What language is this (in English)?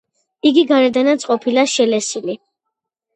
Georgian